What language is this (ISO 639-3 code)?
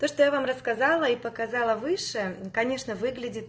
rus